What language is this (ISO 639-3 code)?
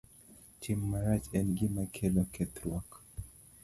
luo